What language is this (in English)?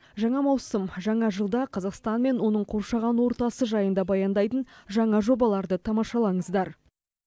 Kazakh